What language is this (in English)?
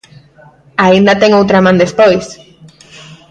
Galician